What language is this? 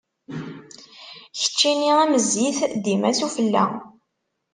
Kabyle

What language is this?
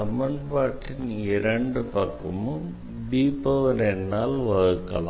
Tamil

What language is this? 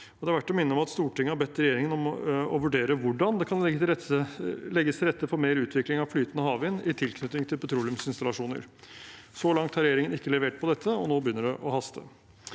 Norwegian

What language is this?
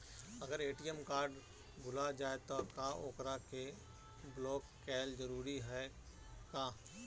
Bhojpuri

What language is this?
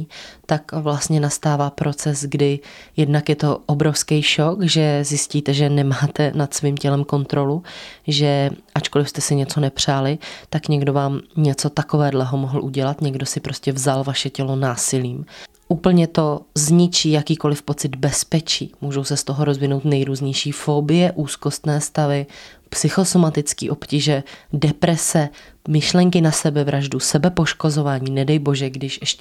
Czech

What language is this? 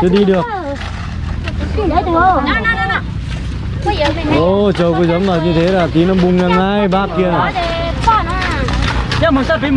Vietnamese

